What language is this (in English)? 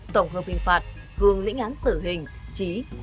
Vietnamese